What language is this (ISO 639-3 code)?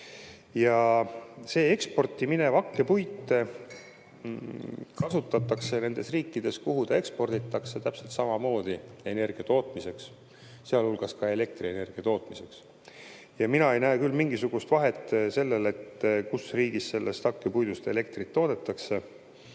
est